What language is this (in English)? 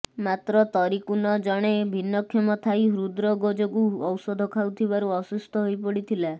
Odia